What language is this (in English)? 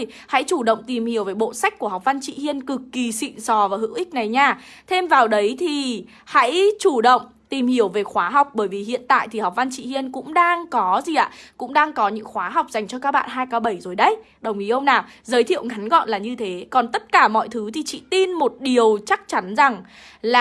Vietnamese